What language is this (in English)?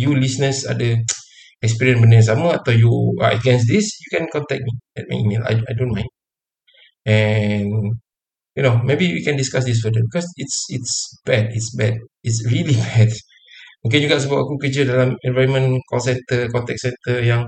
Malay